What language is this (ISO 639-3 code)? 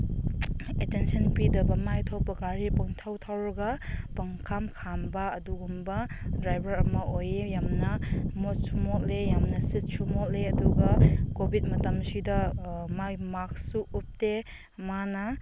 mni